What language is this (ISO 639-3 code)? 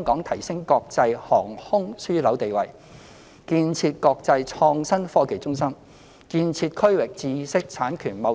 yue